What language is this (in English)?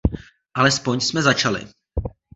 Czech